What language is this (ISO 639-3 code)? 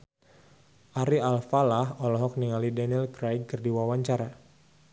sun